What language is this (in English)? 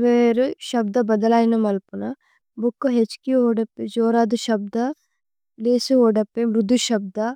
Tulu